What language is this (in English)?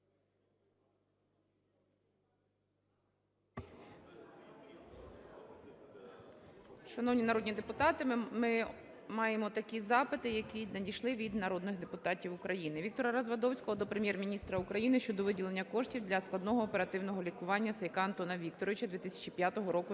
Ukrainian